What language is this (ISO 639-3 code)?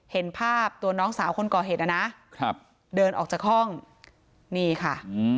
tha